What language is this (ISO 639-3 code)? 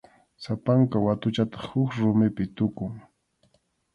qxu